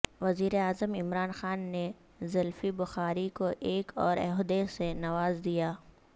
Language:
Urdu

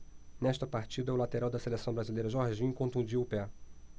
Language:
Portuguese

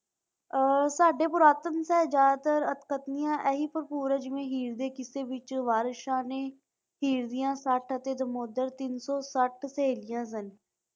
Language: Punjabi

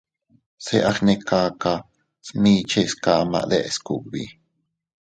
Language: Teutila Cuicatec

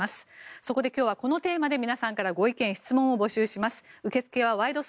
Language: Japanese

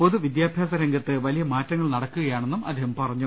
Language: Malayalam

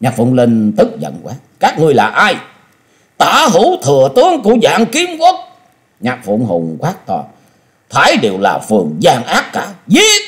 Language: Vietnamese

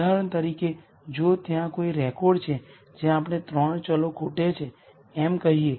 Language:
Gujarati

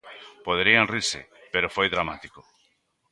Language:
Galician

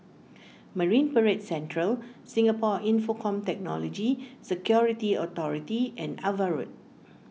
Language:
English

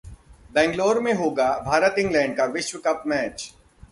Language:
Hindi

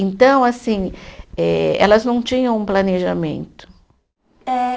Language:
Portuguese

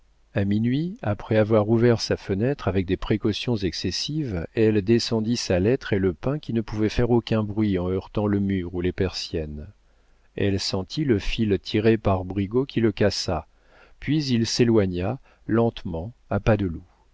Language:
French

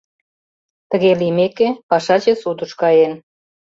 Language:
Mari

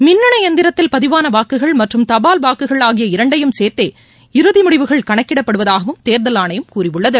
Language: Tamil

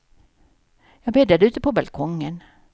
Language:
Swedish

